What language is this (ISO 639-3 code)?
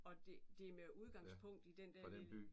dan